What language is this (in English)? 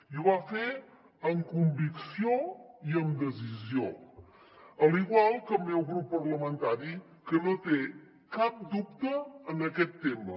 Catalan